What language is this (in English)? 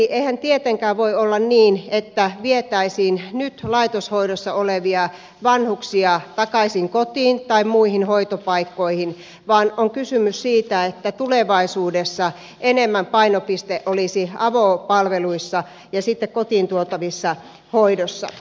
Finnish